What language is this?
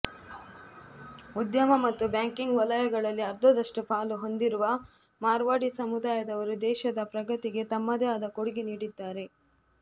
Kannada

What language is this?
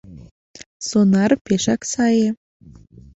Mari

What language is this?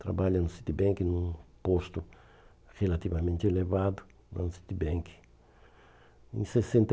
Portuguese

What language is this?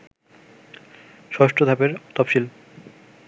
Bangla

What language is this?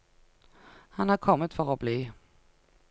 Norwegian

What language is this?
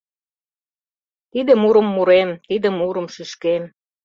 Mari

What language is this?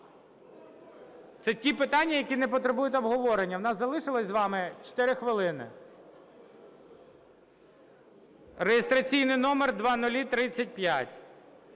Ukrainian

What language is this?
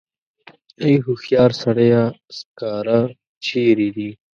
Pashto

